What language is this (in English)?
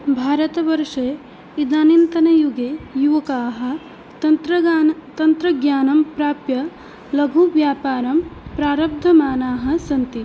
Sanskrit